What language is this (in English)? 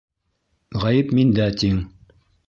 Bashkir